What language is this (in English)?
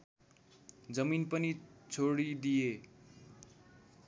Nepali